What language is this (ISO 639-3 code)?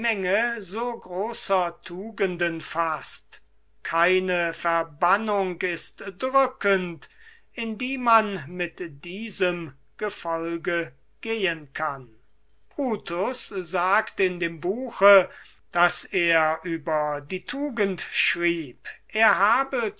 deu